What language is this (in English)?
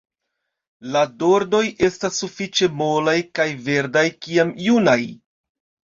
Esperanto